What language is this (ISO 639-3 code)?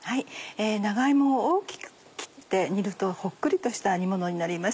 jpn